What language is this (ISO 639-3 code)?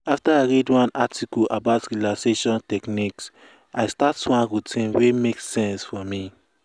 pcm